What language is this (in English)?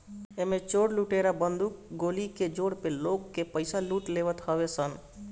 Bhojpuri